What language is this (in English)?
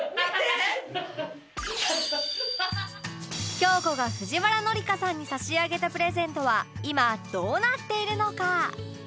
Japanese